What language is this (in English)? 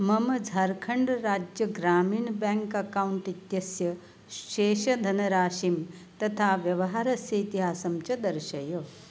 Sanskrit